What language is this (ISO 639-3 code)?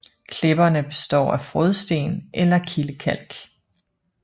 dan